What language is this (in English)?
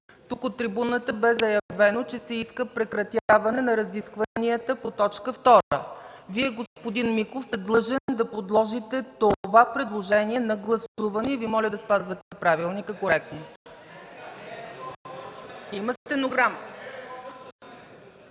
Bulgarian